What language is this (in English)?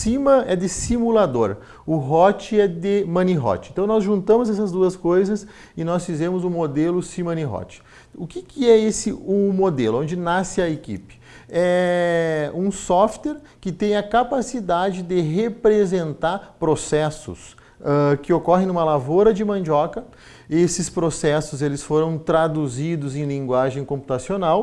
Portuguese